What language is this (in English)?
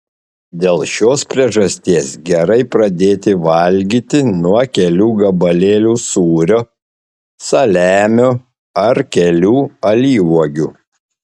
Lithuanian